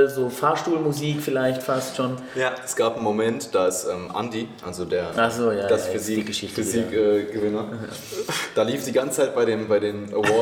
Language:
German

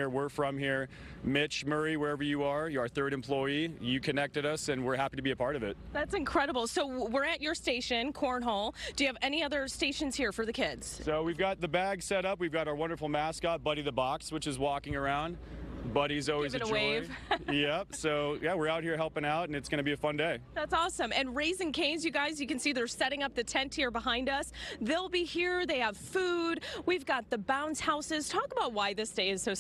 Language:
English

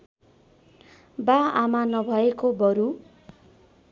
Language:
Nepali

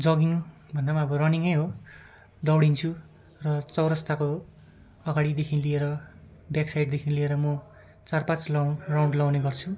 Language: Nepali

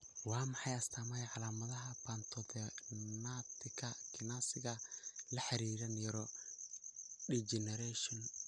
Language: Somali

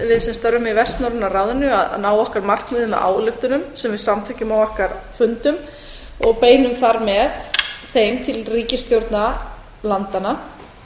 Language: Icelandic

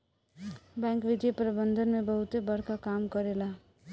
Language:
Bhojpuri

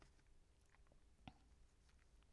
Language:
Danish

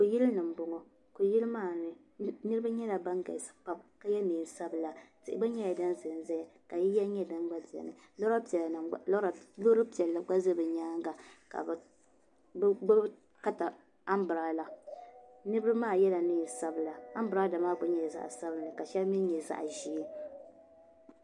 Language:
Dagbani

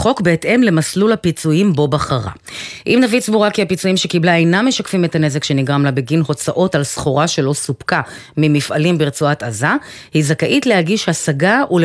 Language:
Hebrew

